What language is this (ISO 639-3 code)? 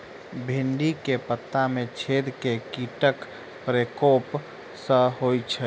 mai